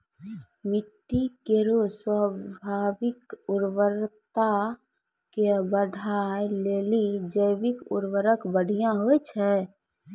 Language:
Maithili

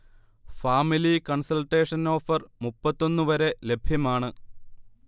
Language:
Malayalam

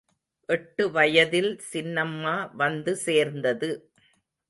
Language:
Tamil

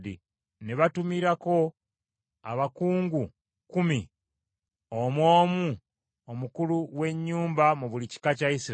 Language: Ganda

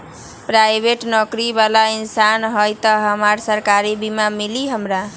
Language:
Magahi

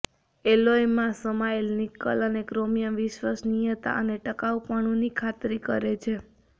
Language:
Gujarati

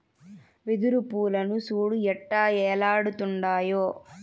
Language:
Telugu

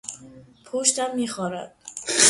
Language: Persian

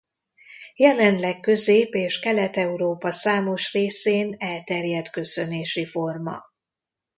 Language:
Hungarian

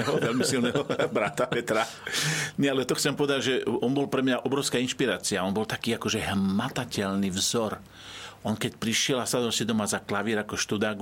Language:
Slovak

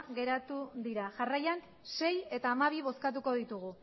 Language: Basque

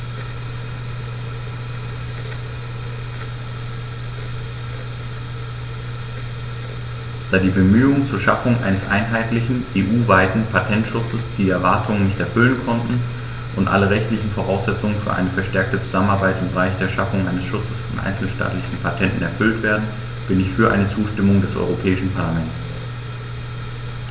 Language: German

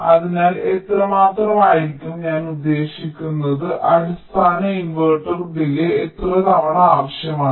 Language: Malayalam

